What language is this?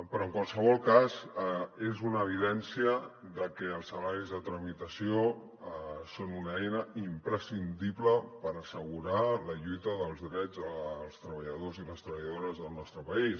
Catalan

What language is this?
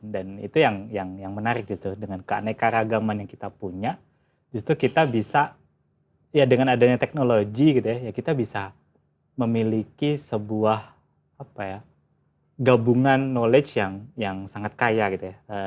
Indonesian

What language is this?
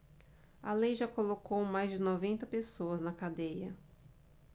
Portuguese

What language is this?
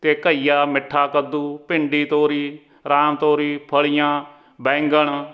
Punjabi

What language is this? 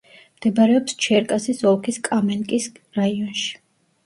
Georgian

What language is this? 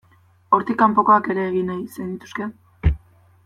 Basque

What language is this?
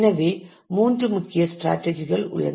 Tamil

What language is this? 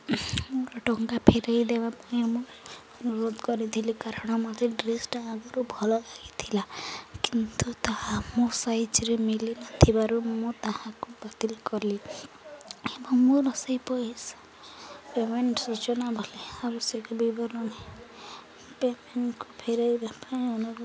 Odia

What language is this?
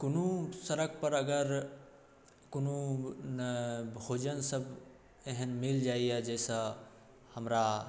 Maithili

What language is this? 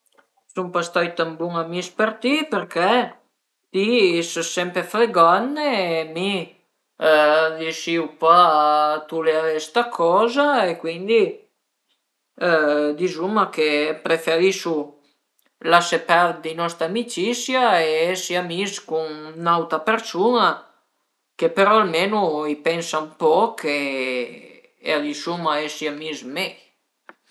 Piedmontese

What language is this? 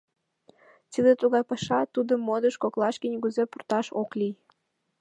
Mari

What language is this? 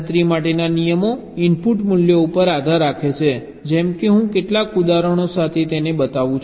Gujarati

